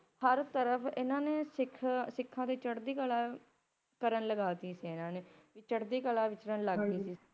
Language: Punjabi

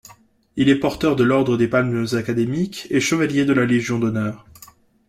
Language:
French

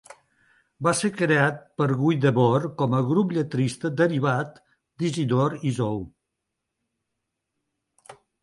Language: Catalan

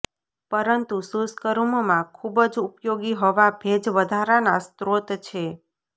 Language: Gujarati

